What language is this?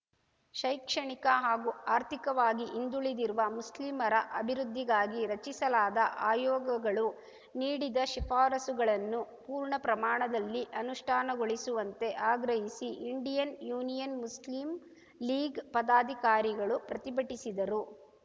Kannada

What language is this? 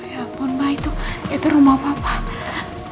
Indonesian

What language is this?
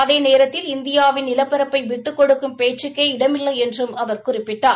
Tamil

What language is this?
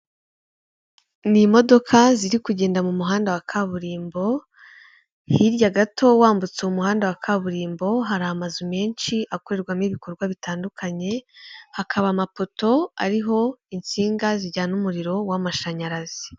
Kinyarwanda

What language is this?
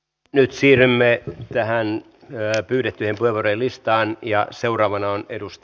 Finnish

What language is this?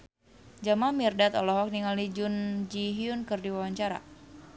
Sundanese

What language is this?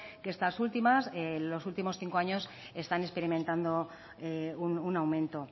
Spanish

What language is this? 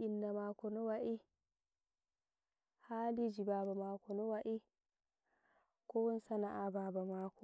Nigerian Fulfulde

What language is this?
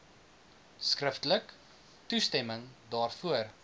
Afrikaans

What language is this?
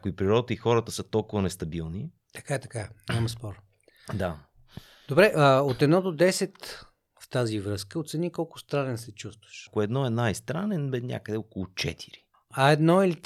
Bulgarian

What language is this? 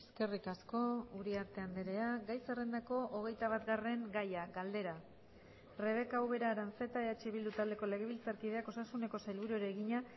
Basque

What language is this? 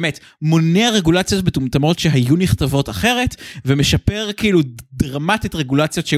Hebrew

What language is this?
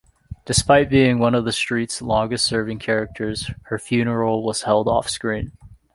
English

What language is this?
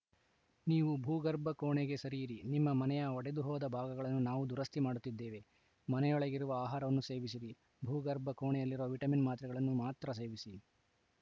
Kannada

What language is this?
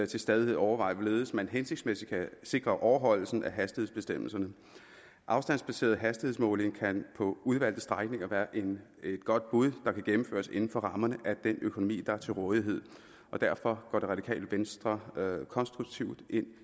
Danish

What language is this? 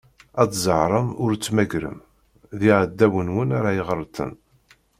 Kabyle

